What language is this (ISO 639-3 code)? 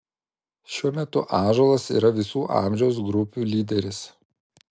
lit